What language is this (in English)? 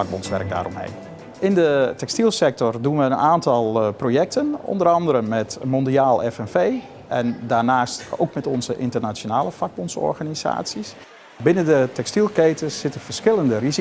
Dutch